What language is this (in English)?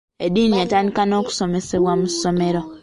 Ganda